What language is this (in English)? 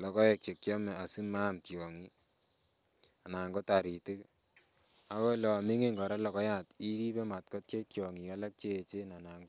Kalenjin